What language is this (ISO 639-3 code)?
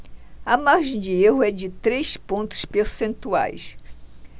por